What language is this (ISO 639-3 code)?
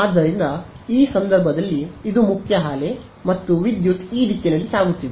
kan